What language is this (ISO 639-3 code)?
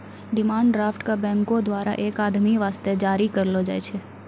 mai